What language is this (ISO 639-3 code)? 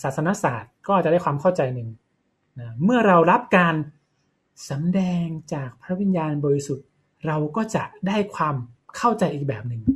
tha